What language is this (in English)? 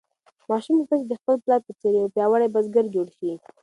Pashto